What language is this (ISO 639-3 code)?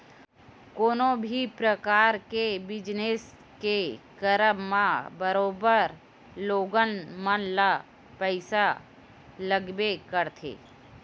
hne